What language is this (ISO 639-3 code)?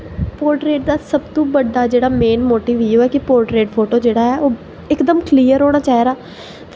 doi